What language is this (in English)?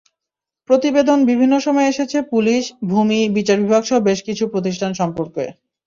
Bangla